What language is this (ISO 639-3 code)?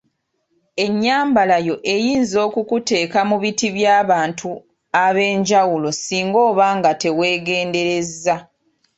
lug